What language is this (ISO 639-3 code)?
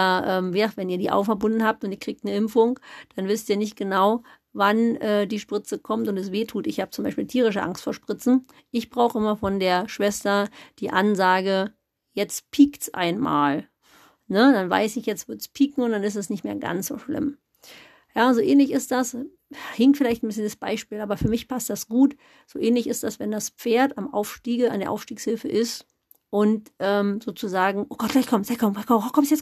deu